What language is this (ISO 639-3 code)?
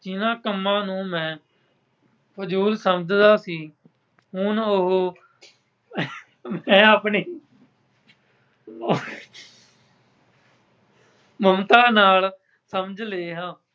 pan